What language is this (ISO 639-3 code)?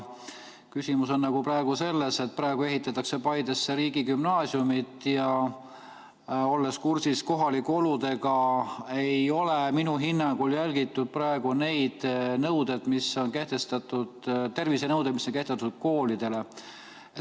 est